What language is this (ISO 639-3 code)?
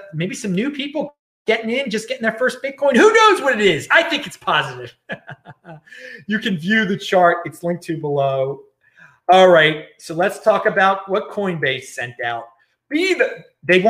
eng